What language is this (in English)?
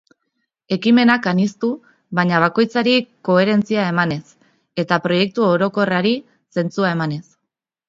Basque